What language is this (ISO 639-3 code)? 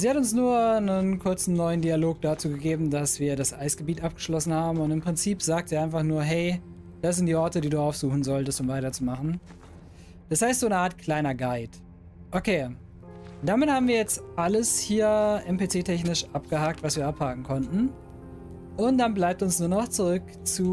deu